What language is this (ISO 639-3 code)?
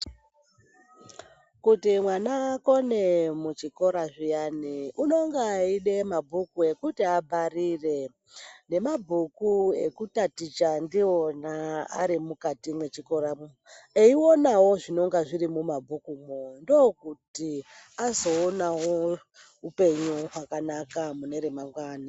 ndc